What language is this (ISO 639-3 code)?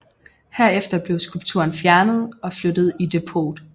dan